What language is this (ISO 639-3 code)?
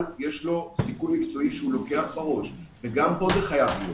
heb